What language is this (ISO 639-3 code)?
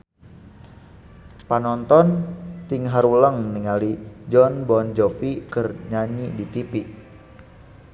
sun